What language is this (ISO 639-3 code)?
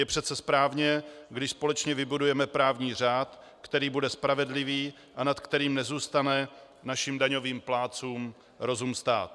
ces